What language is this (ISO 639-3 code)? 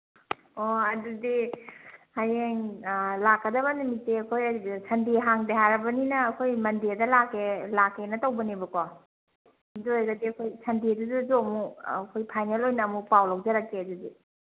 mni